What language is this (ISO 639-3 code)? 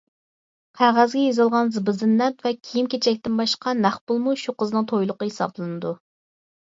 uig